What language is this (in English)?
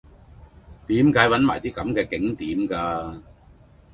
Cantonese